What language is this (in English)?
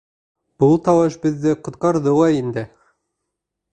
Bashkir